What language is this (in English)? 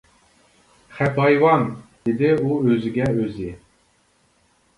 Uyghur